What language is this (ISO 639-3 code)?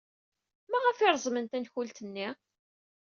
kab